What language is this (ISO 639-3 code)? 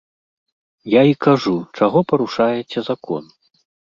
bel